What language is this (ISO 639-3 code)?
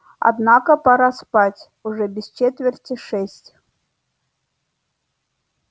rus